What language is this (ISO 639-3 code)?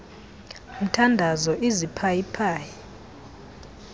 xho